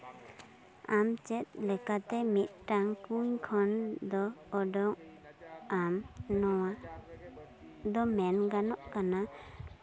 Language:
Santali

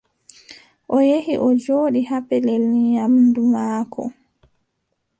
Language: Adamawa Fulfulde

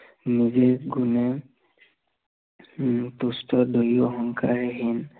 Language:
Assamese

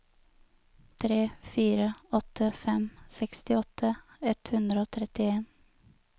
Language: Norwegian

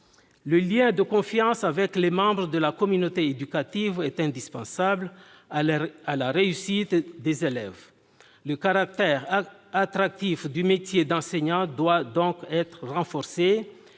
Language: French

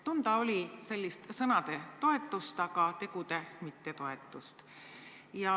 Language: Estonian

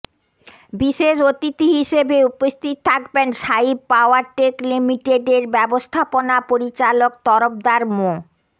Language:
Bangla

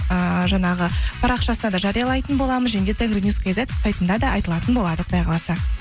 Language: Kazakh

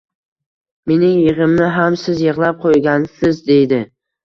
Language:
Uzbek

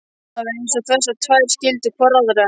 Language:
Icelandic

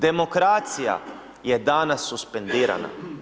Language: Croatian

